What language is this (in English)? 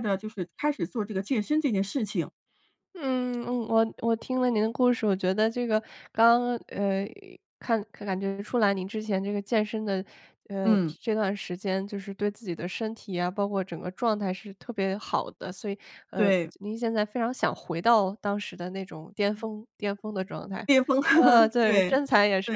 Chinese